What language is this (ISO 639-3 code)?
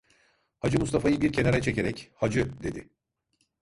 tur